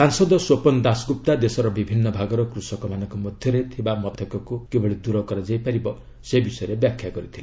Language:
Odia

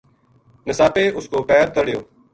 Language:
Gujari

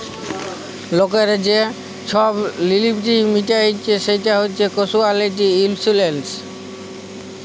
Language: Bangla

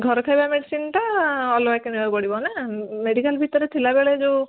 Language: Odia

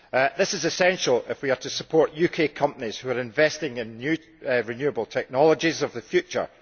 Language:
English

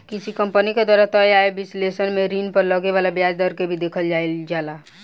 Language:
Bhojpuri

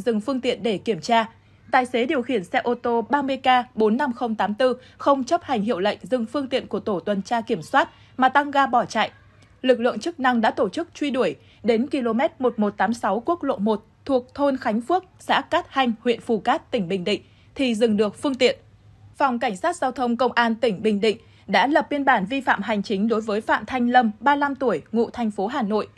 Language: Vietnamese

